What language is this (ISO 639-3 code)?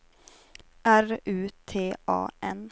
swe